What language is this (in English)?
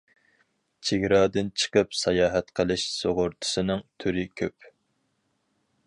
Uyghur